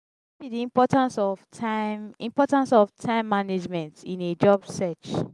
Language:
Nigerian Pidgin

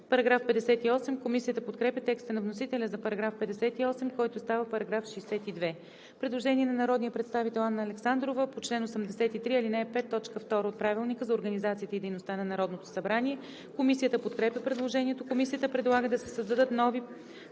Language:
Bulgarian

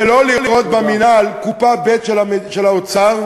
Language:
Hebrew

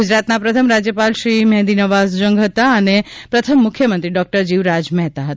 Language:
Gujarati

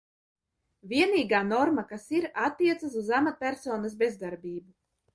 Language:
Latvian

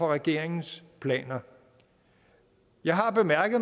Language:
Danish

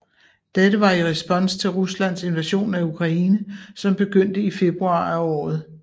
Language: Danish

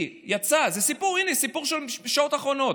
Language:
Hebrew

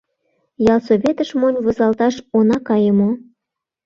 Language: Mari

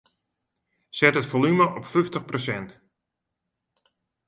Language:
Western Frisian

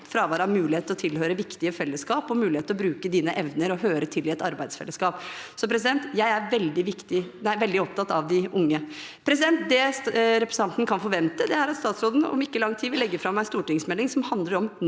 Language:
Norwegian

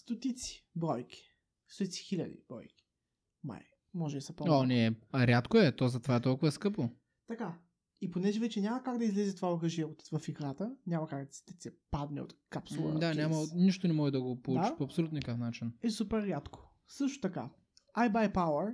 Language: Bulgarian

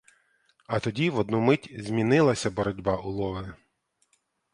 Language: Ukrainian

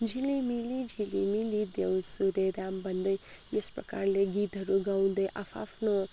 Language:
Nepali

